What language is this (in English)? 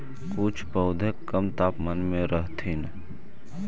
Magahi